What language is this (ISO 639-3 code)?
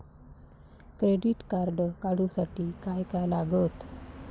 mar